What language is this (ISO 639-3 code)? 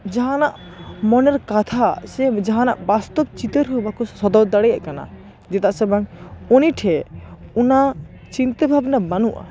sat